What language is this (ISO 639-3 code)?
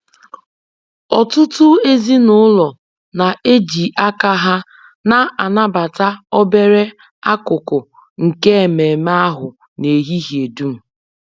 ibo